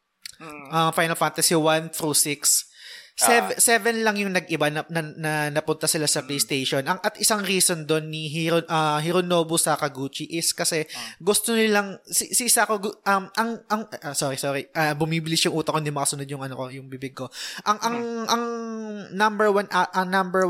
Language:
Filipino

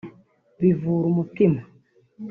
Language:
Kinyarwanda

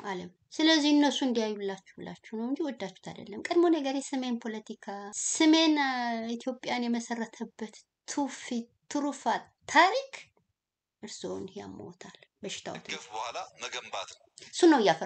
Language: Arabic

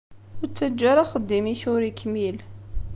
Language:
Kabyle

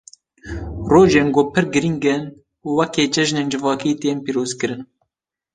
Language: Kurdish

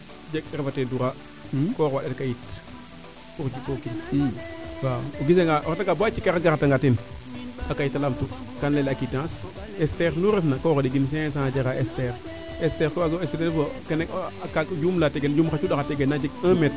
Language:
Serer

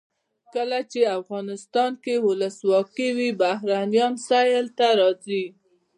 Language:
Pashto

